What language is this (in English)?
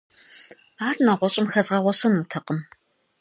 Kabardian